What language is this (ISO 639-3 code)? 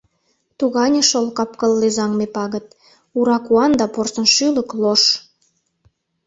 chm